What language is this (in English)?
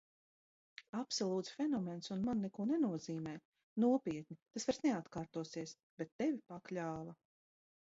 Latvian